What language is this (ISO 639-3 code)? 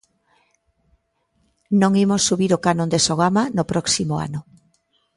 glg